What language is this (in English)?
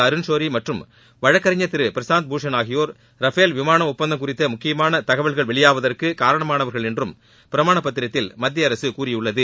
Tamil